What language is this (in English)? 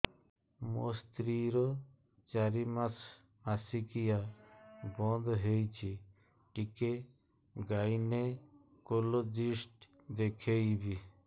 Odia